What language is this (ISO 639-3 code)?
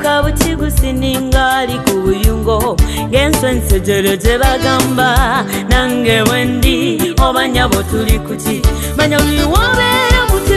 ron